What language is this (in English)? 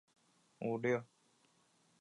Chinese